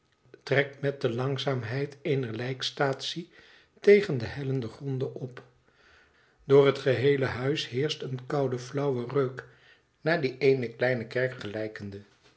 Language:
Dutch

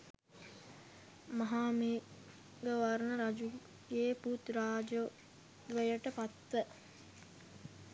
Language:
Sinhala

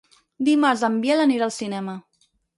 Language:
Catalan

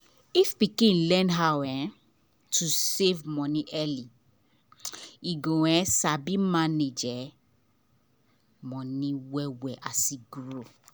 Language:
Nigerian Pidgin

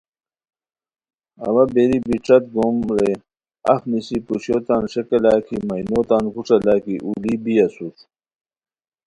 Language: Khowar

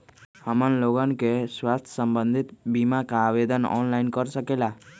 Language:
Magahi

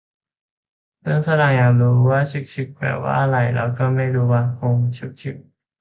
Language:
Thai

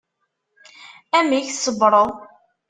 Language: Kabyle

